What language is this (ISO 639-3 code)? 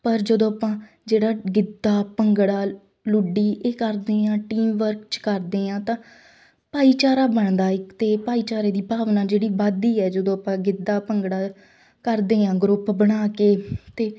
pan